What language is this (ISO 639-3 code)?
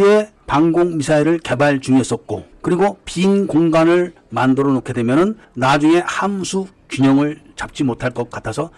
kor